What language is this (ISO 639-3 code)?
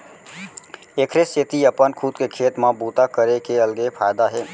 hne